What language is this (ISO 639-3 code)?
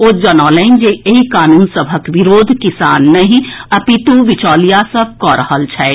mai